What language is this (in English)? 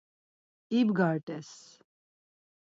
Laz